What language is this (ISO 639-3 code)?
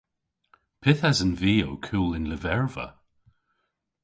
cor